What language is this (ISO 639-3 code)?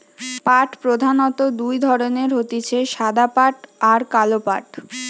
ben